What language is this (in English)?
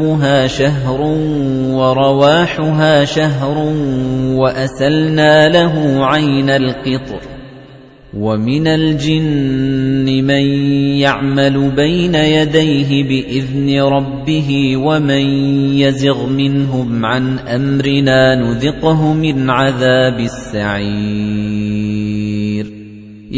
Arabic